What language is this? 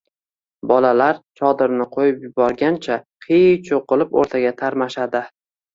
Uzbek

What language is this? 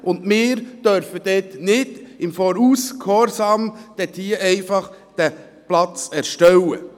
Swiss German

